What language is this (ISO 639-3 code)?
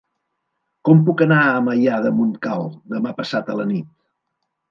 cat